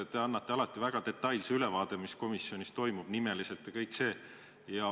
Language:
Estonian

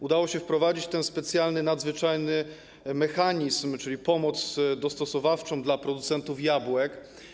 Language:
Polish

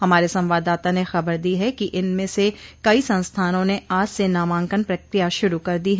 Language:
Hindi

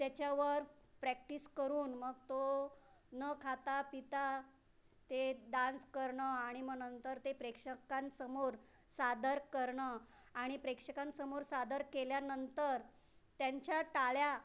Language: Marathi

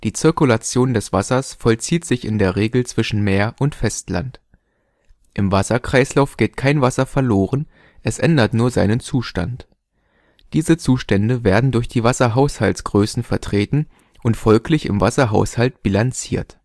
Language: German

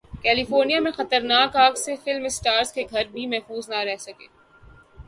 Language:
Urdu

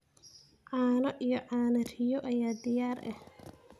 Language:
Somali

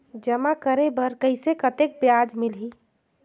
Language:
Chhattisgarhi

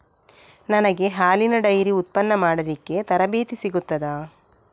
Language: Kannada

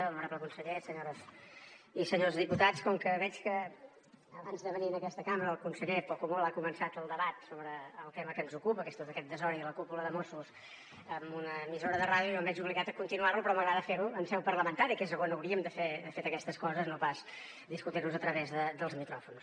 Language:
Catalan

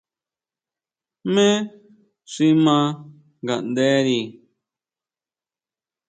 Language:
Huautla Mazatec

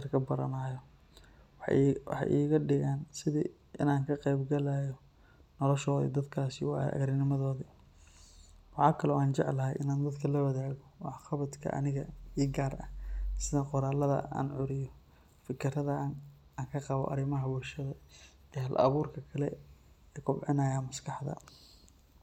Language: Somali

